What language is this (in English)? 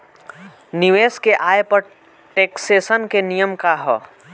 Bhojpuri